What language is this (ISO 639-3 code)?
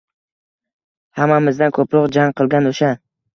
uzb